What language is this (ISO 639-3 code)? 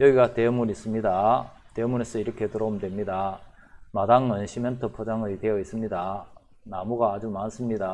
kor